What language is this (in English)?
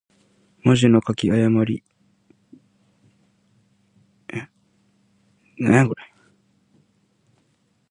Japanese